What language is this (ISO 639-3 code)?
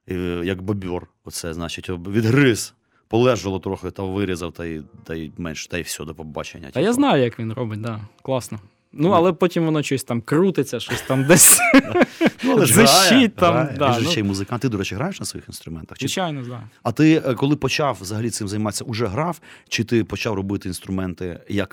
ukr